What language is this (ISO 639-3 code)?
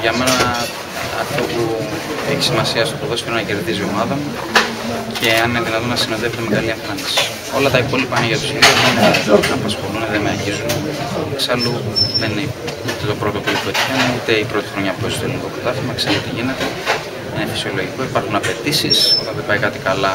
ell